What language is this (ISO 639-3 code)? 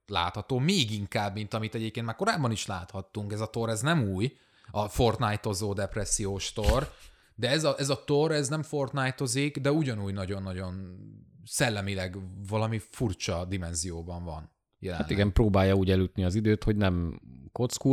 hun